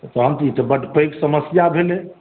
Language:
Maithili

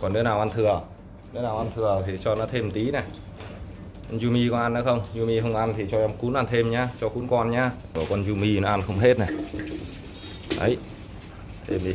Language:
Vietnamese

